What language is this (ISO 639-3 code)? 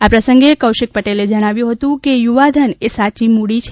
guj